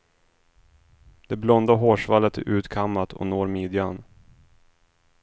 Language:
Swedish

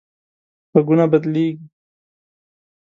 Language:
Pashto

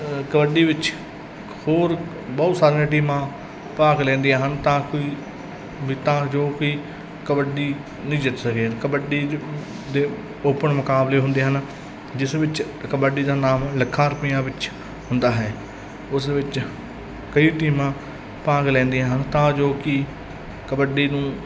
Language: Punjabi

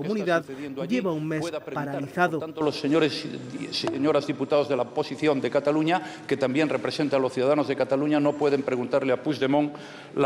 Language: Spanish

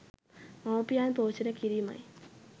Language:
Sinhala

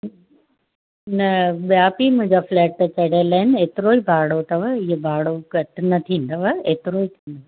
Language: Sindhi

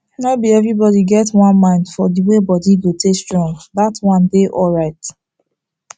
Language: Nigerian Pidgin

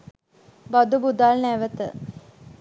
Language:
Sinhala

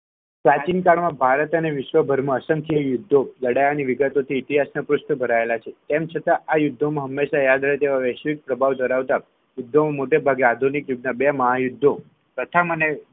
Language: Gujarati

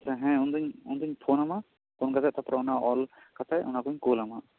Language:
Santali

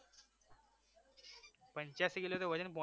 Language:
Gujarati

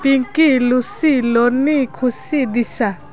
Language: Odia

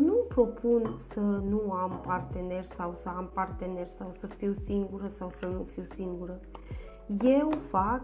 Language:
Romanian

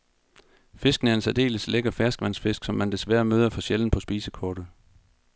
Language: Danish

